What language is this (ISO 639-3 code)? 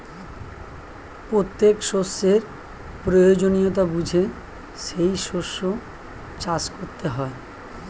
ben